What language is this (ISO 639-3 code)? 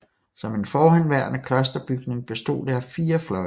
dan